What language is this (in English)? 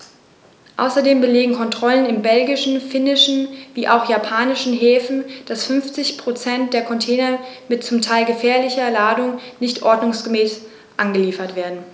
German